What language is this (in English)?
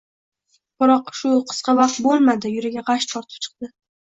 Uzbek